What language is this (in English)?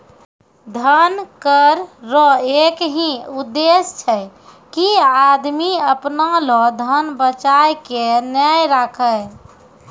Maithili